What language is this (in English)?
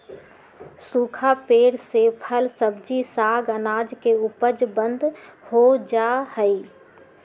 Magahi